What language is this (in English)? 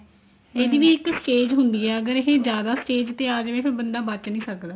Punjabi